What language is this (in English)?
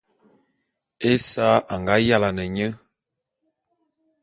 Bulu